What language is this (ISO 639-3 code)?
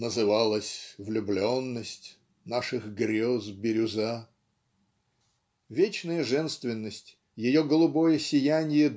rus